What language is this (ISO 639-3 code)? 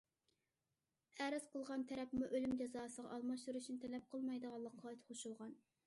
uig